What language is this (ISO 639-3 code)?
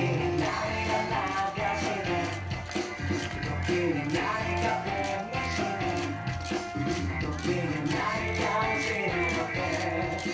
jpn